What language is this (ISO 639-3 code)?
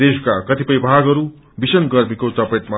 nep